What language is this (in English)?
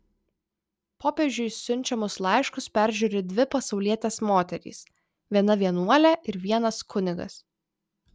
Lithuanian